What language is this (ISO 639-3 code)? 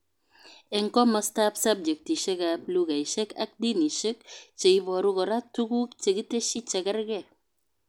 kln